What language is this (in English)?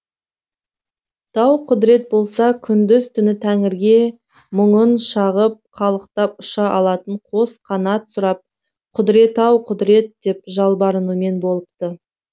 Kazakh